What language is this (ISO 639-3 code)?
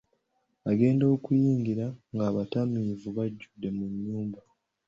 lug